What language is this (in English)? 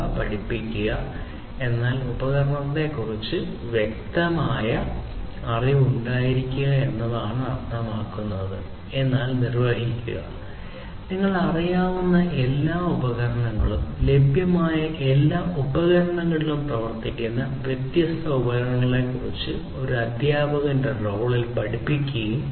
Malayalam